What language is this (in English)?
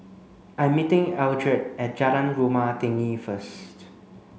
English